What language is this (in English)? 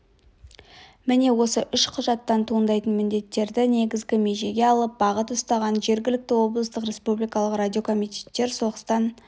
Kazakh